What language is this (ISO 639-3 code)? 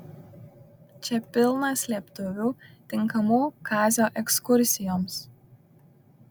lit